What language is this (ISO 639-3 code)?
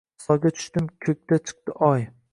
uzb